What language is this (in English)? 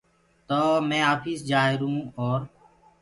Gurgula